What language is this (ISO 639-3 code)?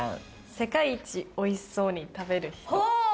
jpn